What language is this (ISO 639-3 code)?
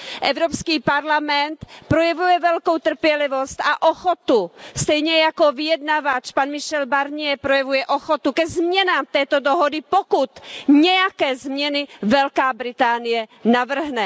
ces